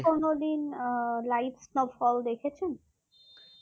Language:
Bangla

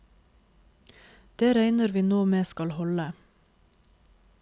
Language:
Norwegian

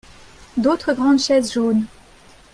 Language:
French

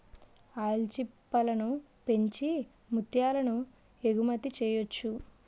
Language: Telugu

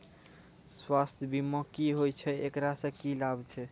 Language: Maithili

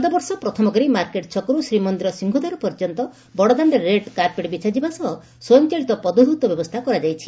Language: Odia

